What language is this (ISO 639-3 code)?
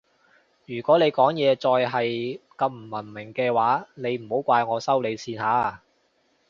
yue